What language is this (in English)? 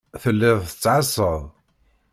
Kabyle